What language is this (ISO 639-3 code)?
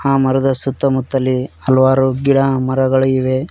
kan